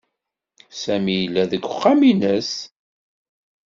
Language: Kabyle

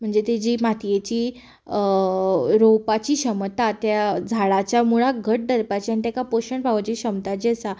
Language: Konkani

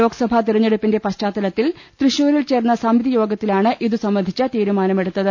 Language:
Malayalam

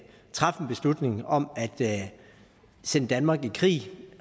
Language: Danish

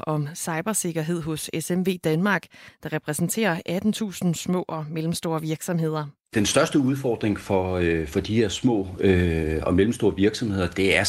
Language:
Danish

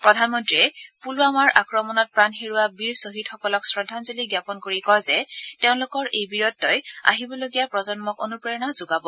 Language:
Assamese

